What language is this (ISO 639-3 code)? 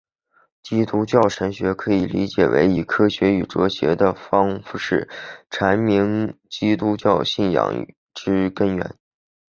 zho